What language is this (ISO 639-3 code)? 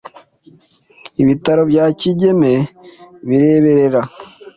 kin